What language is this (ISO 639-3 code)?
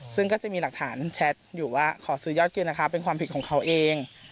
tha